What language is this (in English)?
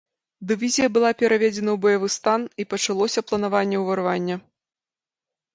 Belarusian